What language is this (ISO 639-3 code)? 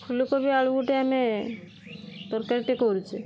ori